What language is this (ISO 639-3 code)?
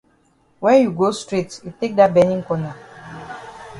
wes